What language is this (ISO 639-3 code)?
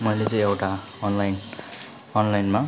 nep